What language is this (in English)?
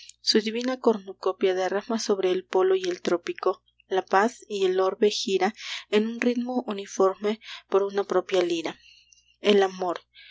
Spanish